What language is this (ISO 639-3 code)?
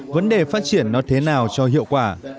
vie